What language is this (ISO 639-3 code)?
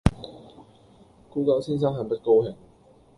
yue